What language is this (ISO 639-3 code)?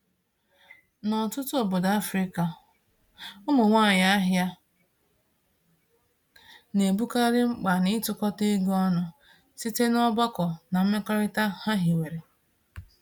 ibo